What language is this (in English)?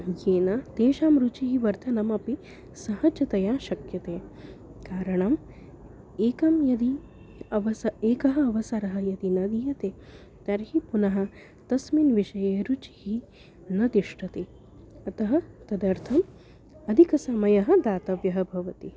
Sanskrit